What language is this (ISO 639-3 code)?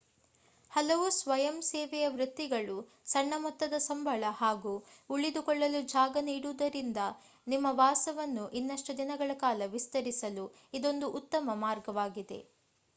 kan